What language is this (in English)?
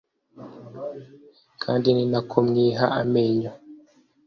Kinyarwanda